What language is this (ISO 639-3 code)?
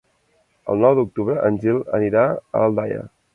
cat